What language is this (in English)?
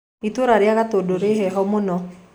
Kikuyu